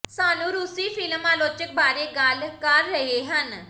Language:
Punjabi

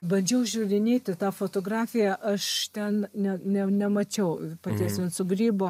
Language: Lithuanian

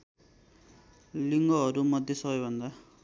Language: Nepali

